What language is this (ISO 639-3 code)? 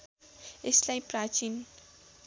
nep